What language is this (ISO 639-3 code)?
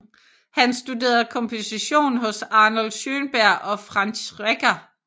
dan